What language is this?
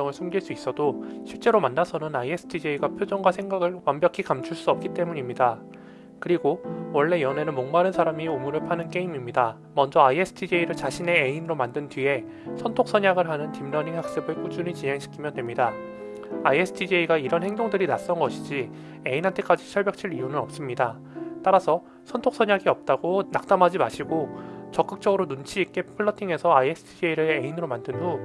Korean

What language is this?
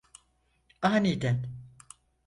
Turkish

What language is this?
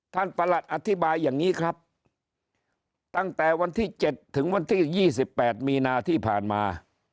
Thai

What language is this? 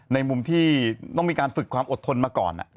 Thai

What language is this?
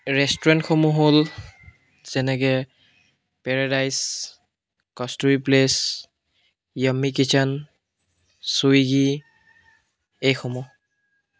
Assamese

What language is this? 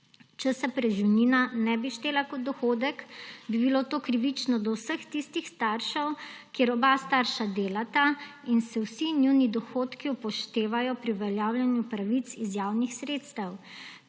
Slovenian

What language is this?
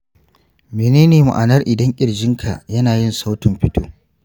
Hausa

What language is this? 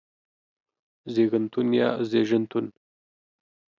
Pashto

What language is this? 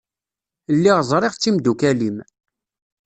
Kabyle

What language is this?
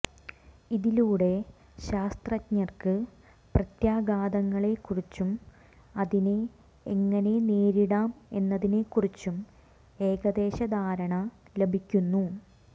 Malayalam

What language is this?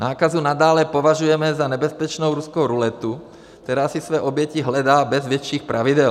Czech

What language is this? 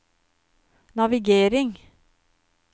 Norwegian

